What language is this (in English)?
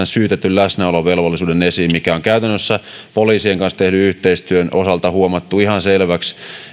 Finnish